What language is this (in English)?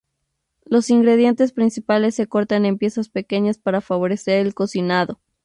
Spanish